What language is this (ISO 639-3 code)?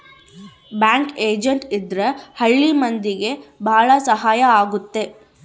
kan